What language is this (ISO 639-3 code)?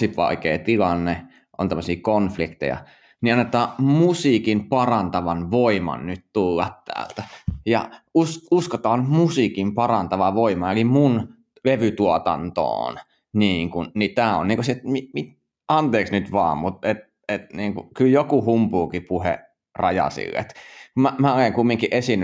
fin